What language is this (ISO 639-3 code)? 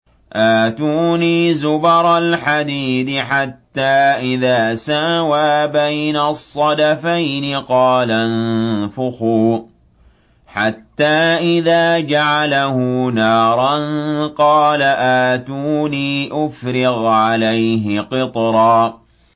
ara